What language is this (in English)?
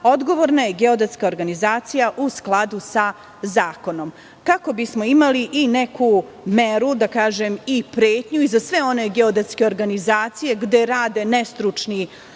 Serbian